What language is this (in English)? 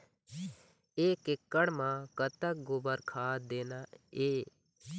Chhattisgarhi